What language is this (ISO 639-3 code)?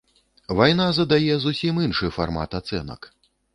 bel